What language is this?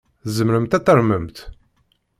Kabyle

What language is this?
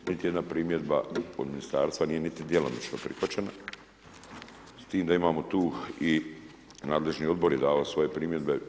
Croatian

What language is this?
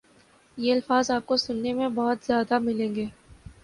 Urdu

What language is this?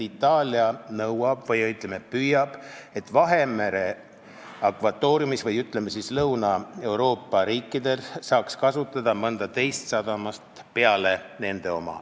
Estonian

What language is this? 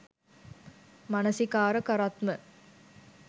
Sinhala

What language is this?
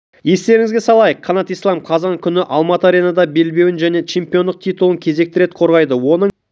Kazakh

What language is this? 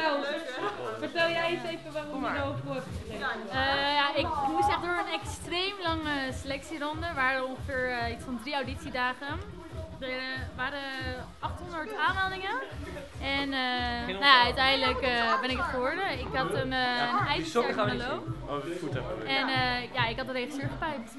Dutch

